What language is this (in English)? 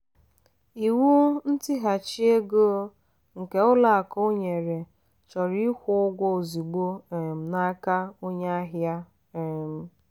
Igbo